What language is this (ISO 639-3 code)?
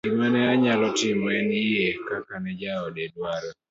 luo